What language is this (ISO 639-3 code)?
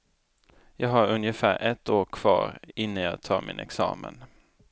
swe